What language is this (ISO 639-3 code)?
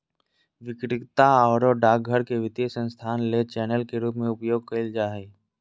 mag